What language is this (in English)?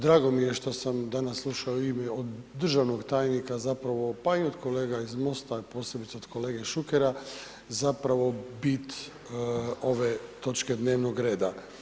Croatian